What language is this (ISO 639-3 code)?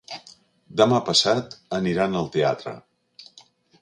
cat